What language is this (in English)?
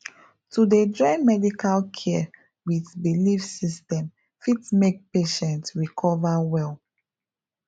Nigerian Pidgin